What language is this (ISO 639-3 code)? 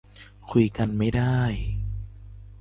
tha